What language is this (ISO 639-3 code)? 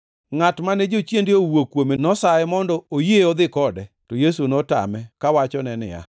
luo